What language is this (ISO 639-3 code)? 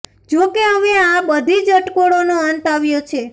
guj